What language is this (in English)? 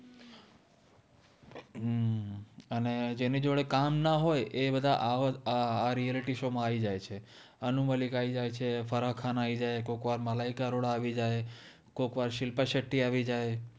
Gujarati